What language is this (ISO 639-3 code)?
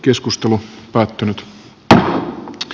fin